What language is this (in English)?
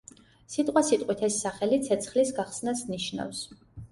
Georgian